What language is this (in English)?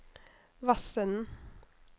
Norwegian